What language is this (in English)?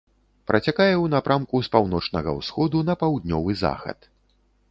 Belarusian